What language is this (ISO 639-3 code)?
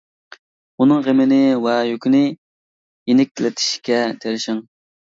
uig